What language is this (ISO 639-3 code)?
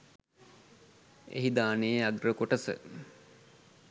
sin